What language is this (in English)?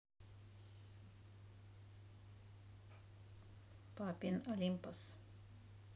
Russian